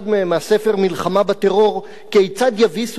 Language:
Hebrew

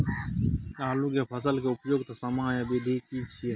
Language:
Maithili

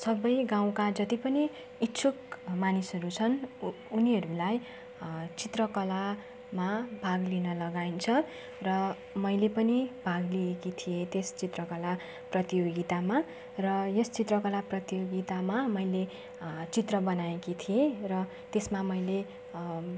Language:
Nepali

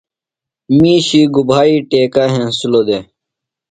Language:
Phalura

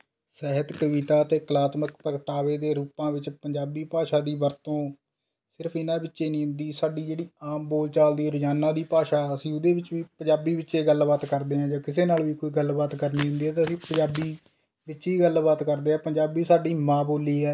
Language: Punjabi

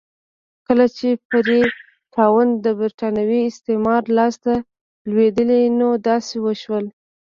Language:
Pashto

